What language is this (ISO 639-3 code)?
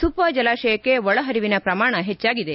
kan